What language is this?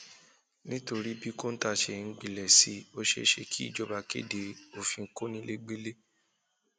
Yoruba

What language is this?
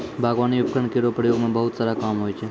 Maithili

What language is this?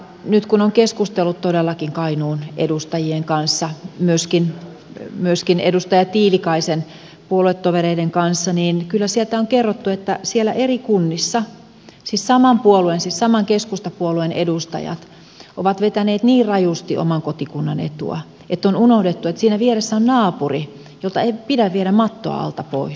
Finnish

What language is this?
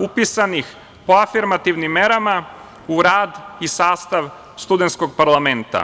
Serbian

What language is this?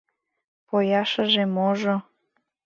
Mari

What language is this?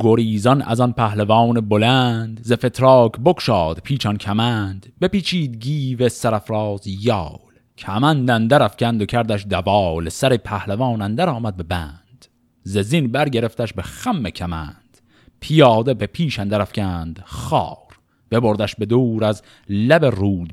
Persian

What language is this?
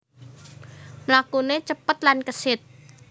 Javanese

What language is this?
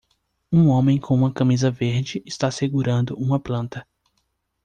Portuguese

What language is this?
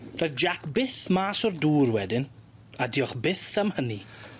Welsh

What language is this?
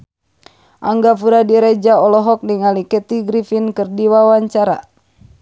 Sundanese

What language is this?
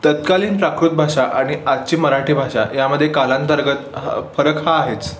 Marathi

